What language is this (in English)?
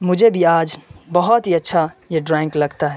Urdu